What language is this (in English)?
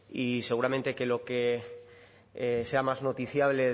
Spanish